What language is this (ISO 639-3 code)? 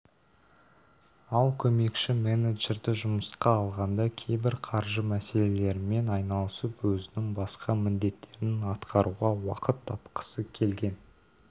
kaz